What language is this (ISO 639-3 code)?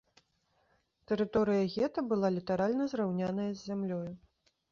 bel